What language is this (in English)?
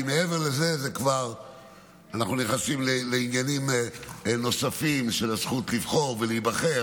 Hebrew